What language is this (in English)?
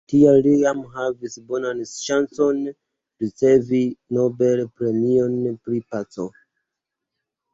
Esperanto